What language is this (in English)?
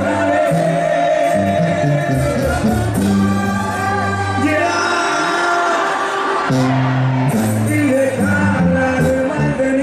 Arabic